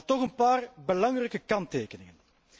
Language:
Dutch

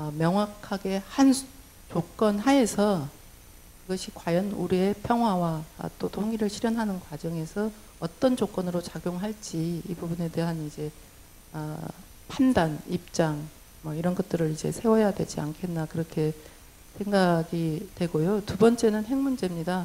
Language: Korean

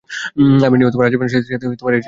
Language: Bangla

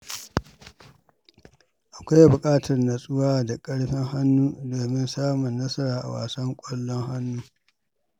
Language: Hausa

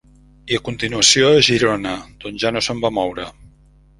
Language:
Catalan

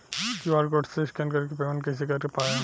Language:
Bhojpuri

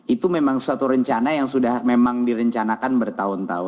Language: Indonesian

